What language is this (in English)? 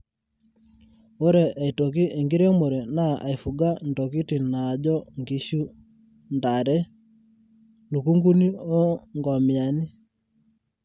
Masai